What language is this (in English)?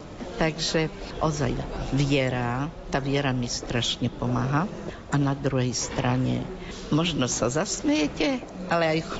Slovak